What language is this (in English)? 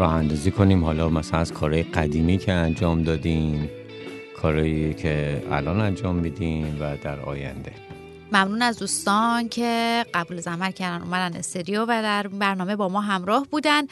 Persian